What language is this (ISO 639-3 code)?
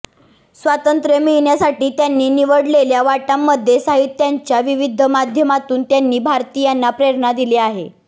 mar